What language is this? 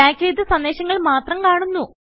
Malayalam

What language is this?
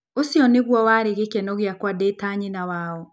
Kikuyu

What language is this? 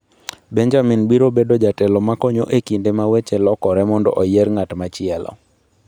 Luo (Kenya and Tanzania)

